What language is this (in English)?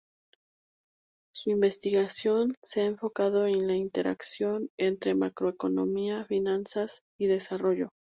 Spanish